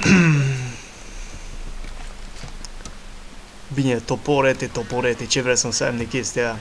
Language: Romanian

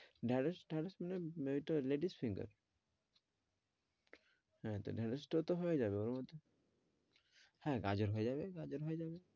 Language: Bangla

